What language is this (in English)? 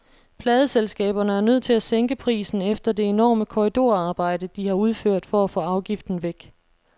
Danish